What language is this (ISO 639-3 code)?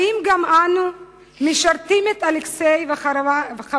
heb